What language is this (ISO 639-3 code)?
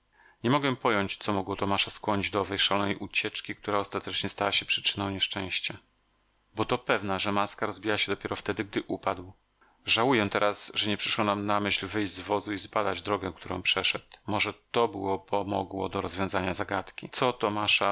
pol